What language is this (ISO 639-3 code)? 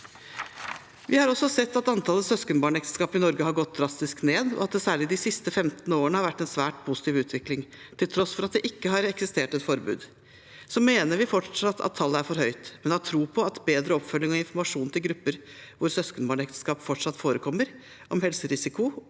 nor